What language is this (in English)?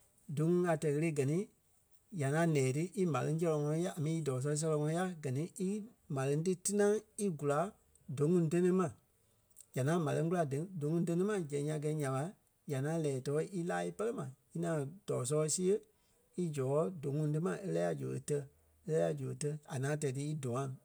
Kpelle